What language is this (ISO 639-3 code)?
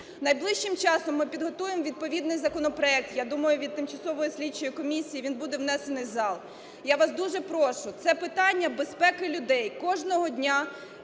ukr